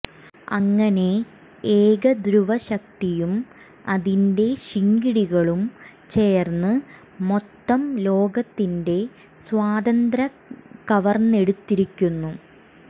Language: Malayalam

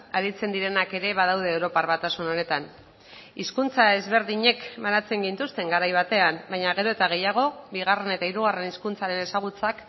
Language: Basque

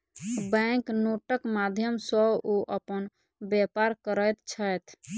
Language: Maithili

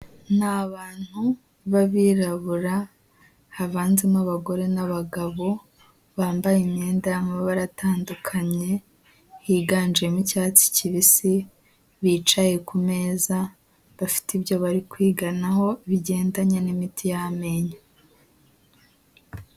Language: Kinyarwanda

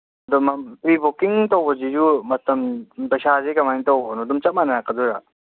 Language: Manipuri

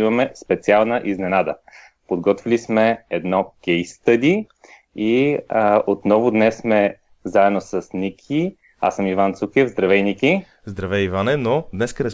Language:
Bulgarian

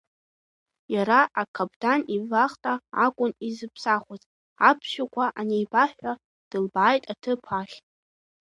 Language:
Abkhazian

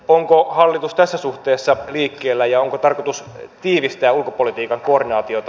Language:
Finnish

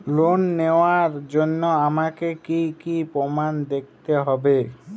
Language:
Bangla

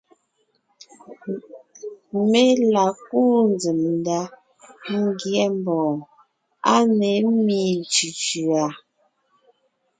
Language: Ngiemboon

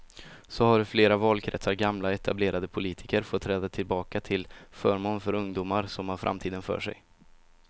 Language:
Swedish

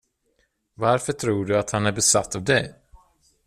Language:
Swedish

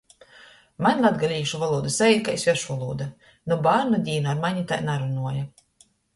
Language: Latgalian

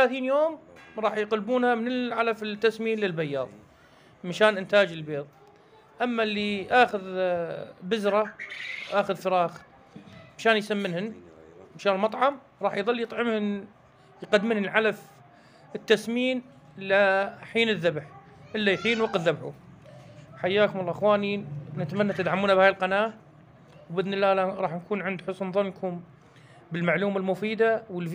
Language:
Arabic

